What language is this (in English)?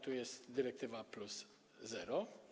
Polish